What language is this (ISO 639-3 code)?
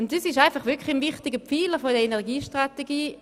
gsw